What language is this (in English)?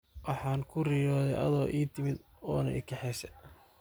Somali